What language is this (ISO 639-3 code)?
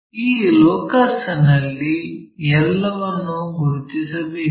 kan